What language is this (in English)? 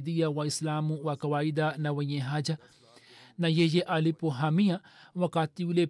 Swahili